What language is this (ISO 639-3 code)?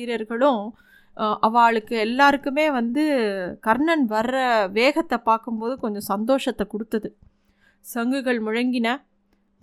tam